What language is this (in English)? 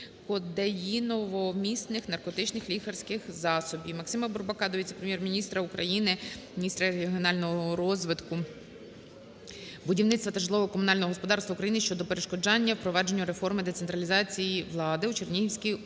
Ukrainian